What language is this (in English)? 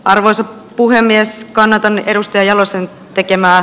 Finnish